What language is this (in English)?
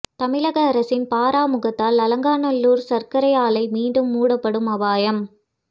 Tamil